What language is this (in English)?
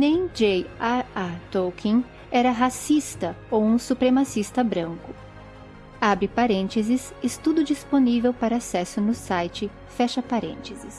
Portuguese